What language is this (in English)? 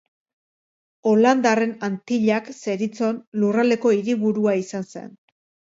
Basque